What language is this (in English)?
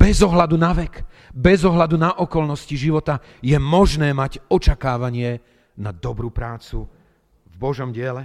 Slovak